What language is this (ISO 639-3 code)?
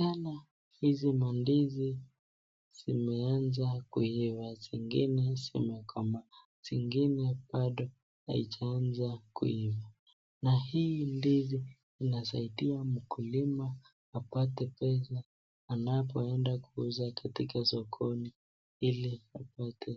swa